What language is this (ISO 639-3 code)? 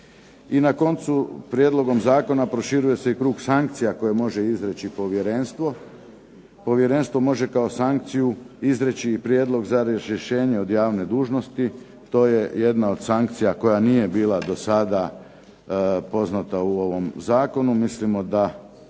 hrv